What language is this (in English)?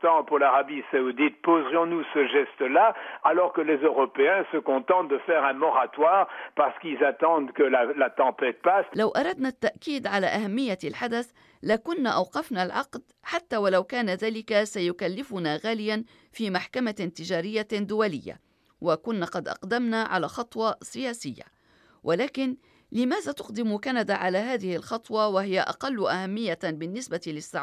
Arabic